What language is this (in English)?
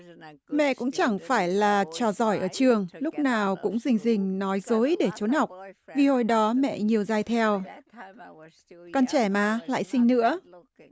Vietnamese